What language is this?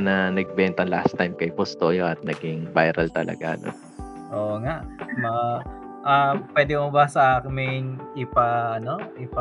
Filipino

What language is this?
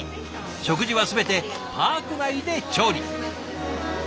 Japanese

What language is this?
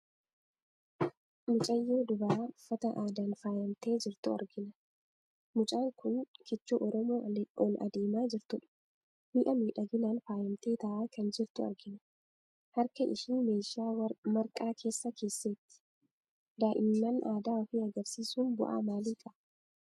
Oromo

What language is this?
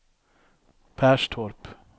Swedish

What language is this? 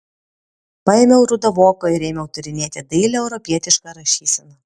Lithuanian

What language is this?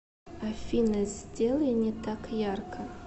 Russian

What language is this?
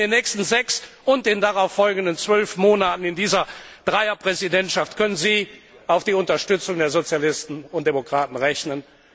German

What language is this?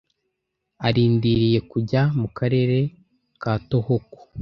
Kinyarwanda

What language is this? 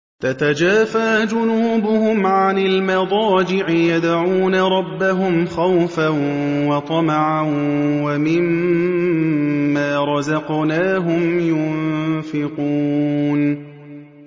Arabic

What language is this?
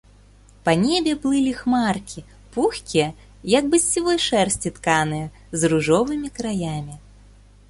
Belarusian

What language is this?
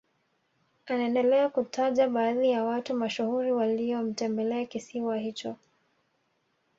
Swahili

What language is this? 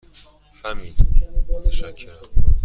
Persian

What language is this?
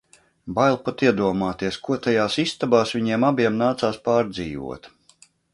Latvian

